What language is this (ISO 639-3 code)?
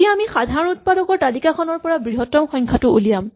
asm